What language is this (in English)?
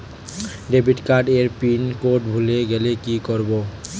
Bangla